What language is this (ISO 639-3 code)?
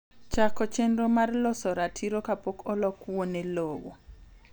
luo